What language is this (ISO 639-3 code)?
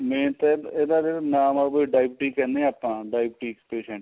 pan